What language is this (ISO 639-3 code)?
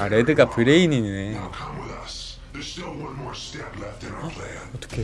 kor